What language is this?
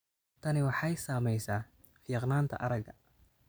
Somali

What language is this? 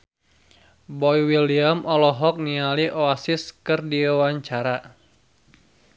Sundanese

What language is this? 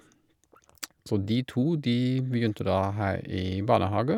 Norwegian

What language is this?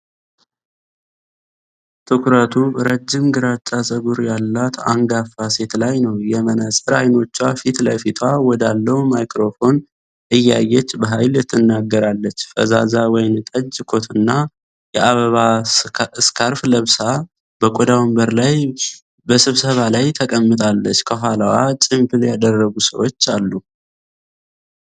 Amharic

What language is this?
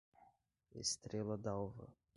Portuguese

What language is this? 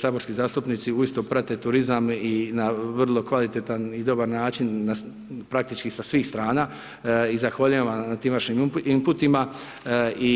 Croatian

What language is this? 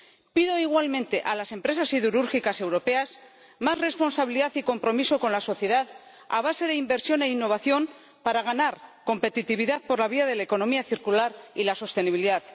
Spanish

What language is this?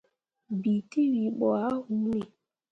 Mundang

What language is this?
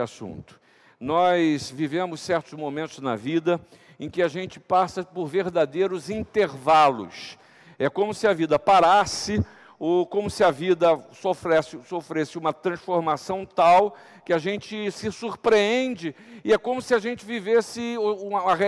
Portuguese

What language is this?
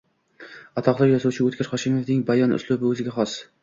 Uzbek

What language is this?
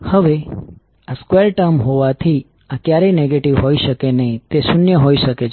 Gujarati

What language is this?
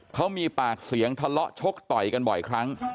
Thai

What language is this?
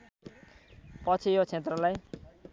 Nepali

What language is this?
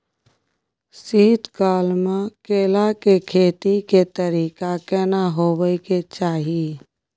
Maithili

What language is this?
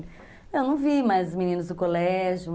Portuguese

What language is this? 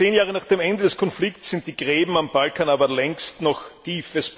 German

